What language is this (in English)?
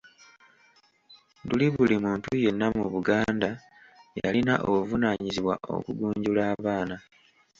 Ganda